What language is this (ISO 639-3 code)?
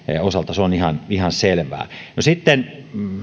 fin